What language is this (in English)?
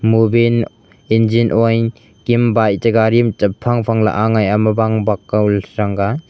Wancho Naga